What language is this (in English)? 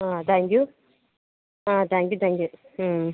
Malayalam